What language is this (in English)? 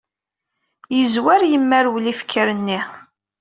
Kabyle